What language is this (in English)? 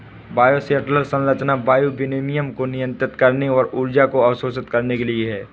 Hindi